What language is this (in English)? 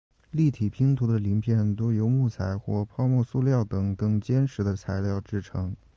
Chinese